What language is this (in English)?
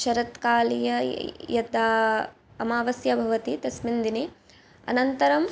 Sanskrit